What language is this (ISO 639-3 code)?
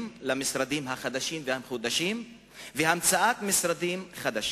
heb